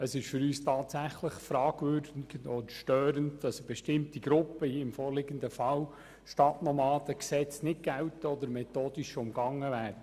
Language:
Swiss German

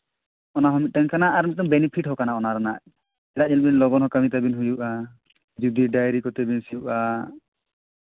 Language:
Santali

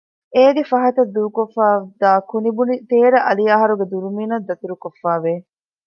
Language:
Divehi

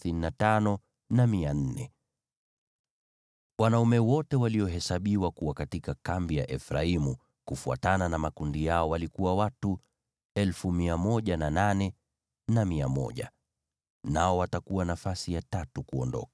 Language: Swahili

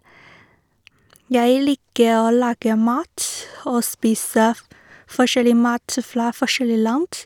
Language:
Norwegian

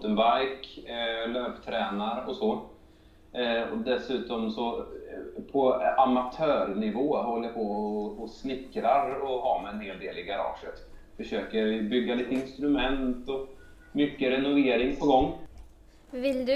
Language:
Swedish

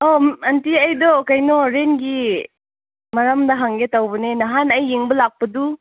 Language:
Manipuri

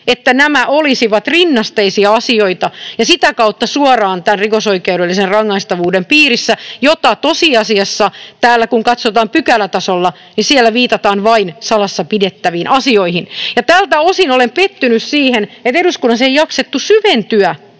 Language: Finnish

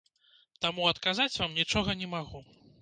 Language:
Belarusian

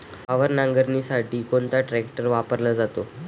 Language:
Marathi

